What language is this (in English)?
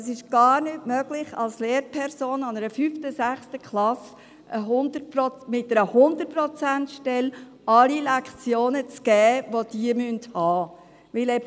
Swiss German